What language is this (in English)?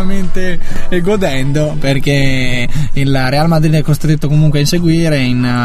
Italian